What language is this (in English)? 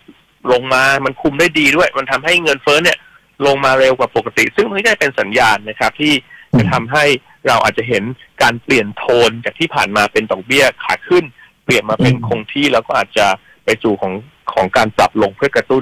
Thai